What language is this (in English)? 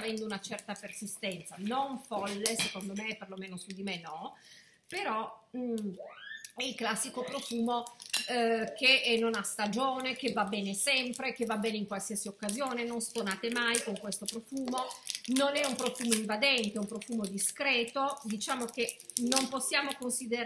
Italian